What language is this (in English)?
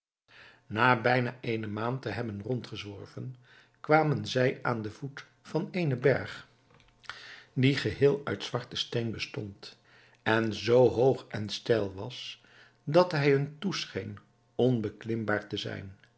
Dutch